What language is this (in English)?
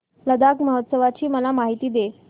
Marathi